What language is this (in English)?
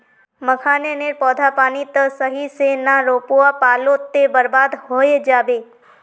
Magahi